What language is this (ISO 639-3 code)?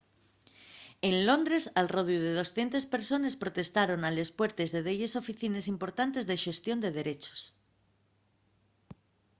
ast